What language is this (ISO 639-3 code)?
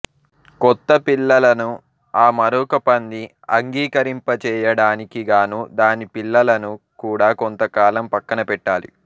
tel